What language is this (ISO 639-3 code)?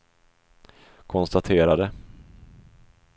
swe